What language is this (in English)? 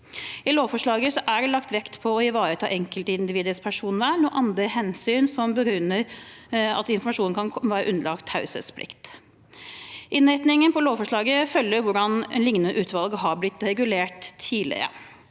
Norwegian